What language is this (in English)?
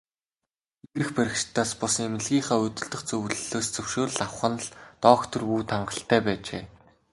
Mongolian